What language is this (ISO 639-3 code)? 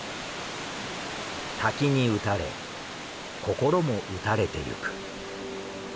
jpn